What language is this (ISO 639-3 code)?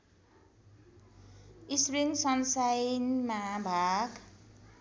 nep